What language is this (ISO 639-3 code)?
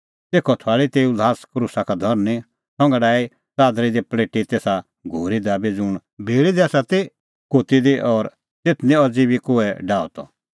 kfx